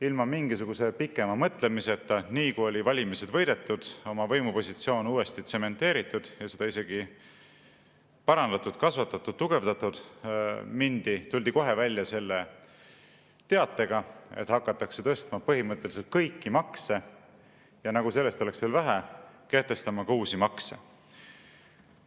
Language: Estonian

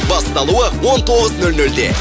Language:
Kazakh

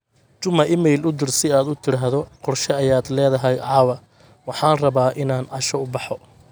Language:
Somali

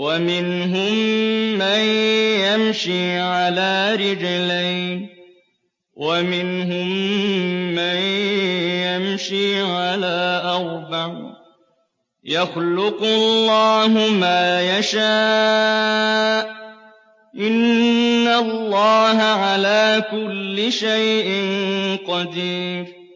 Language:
Arabic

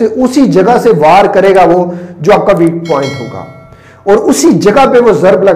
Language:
Urdu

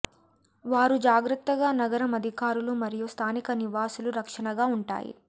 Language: Telugu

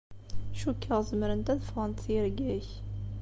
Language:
Kabyle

